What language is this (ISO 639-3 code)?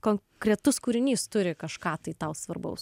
lit